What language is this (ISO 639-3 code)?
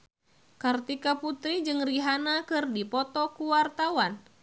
sun